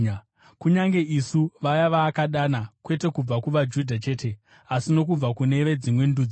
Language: Shona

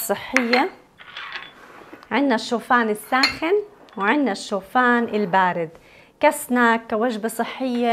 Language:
Arabic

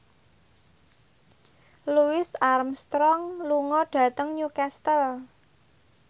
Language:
Javanese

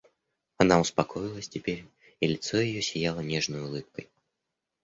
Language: Russian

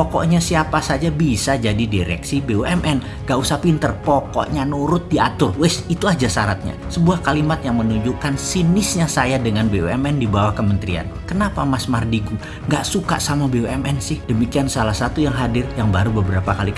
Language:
Indonesian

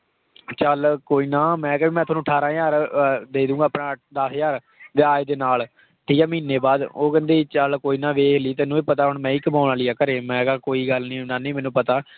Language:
Punjabi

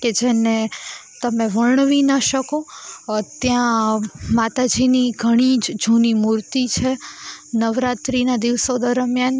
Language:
Gujarati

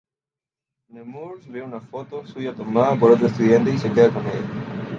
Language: Spanish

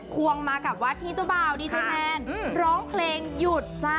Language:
Thai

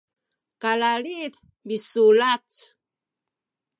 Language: Sakizaya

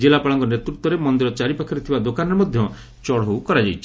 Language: Odia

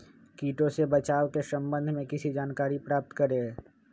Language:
Magahi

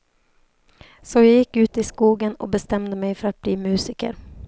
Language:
Swedish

